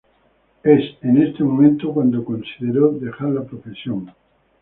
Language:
Spanish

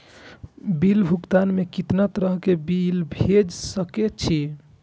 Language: Maithili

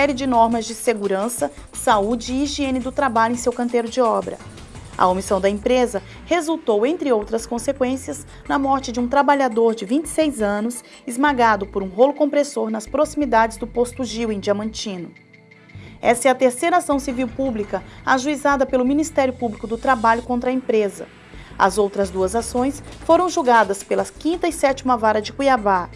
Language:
Portuguese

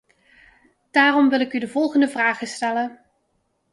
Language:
Dutch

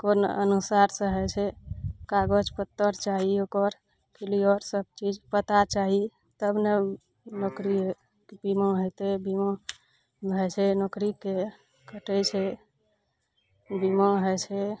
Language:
Maithili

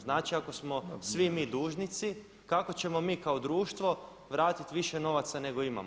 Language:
Croatian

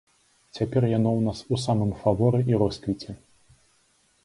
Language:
Belarusian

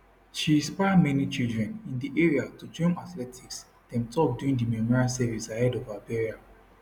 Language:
Nigerian Pidgin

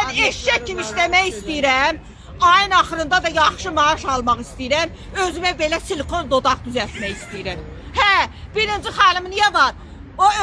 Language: Turkish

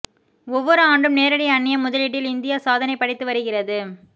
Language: Tamil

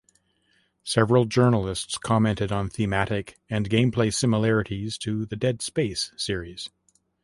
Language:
English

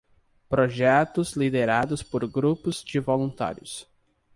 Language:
Portuguese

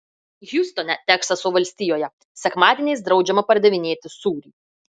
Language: Lithuanian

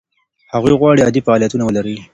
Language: Pashto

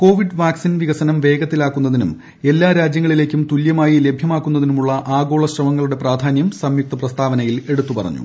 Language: Malayalam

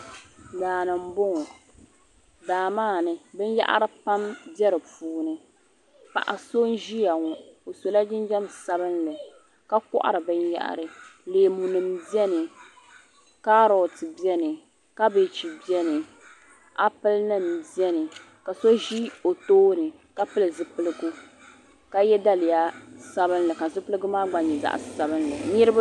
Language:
Dagbani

